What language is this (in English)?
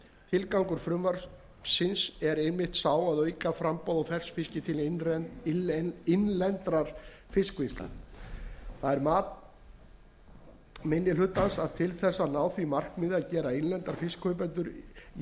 Icelandic